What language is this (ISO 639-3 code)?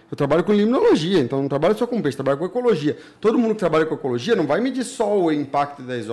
por